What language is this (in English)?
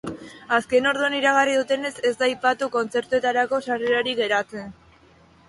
Basque